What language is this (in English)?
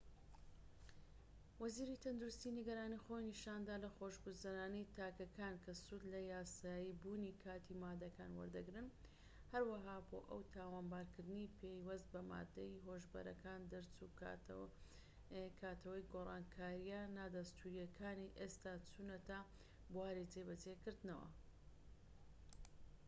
Central Kurdish